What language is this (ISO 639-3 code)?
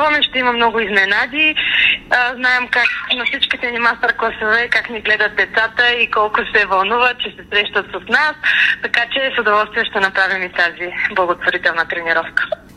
bul